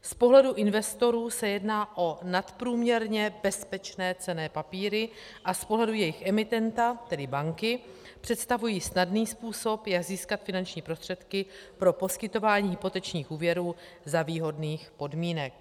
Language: Czech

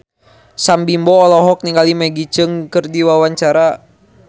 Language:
Sundanese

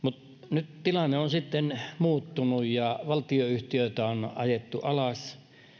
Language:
Finnish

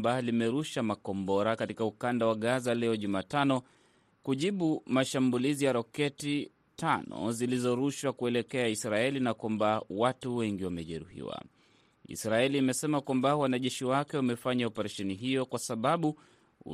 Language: Swahili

